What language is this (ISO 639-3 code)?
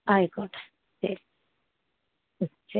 mal